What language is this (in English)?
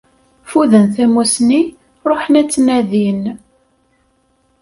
Kabyle